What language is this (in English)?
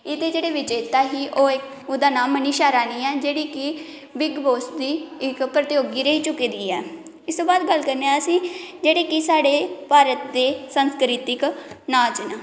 Dogri